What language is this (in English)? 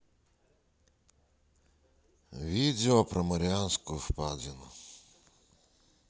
Russian